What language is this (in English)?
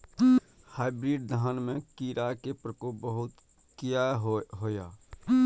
Maithili